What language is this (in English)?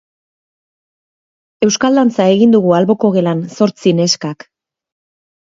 Basque